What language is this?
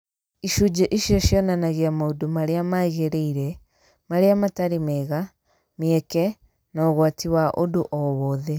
Kikuyu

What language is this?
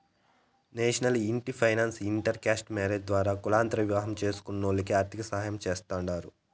Telugu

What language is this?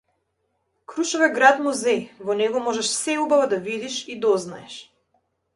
Macedonian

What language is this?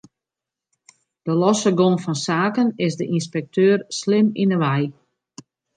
Western Frisian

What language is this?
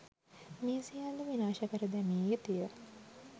Sinhala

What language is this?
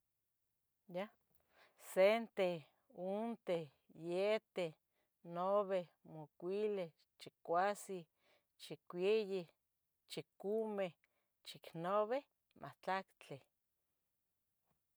Tetelcingo Nahuatl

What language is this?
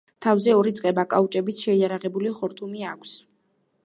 Georgian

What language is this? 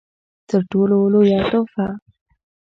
Pashto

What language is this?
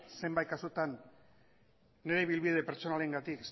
Basque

